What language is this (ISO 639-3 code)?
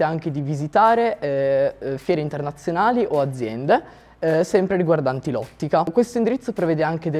ita